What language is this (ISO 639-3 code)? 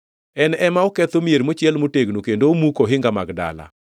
luo